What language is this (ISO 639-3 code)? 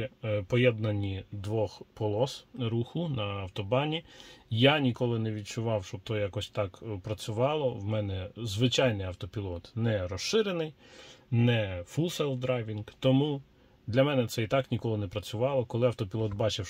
ukr